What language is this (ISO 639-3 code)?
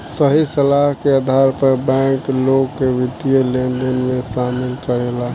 bho